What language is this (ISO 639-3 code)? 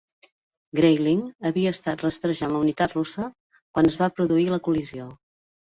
cat